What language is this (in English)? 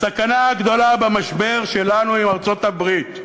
Hebrew